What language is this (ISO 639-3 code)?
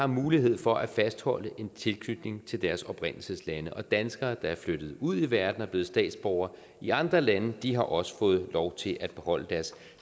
dan